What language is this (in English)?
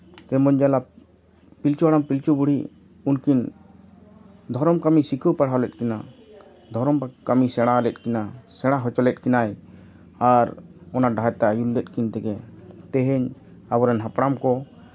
Santali